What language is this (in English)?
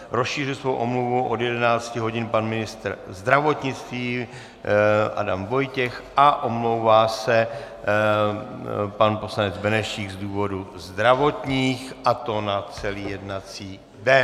Czech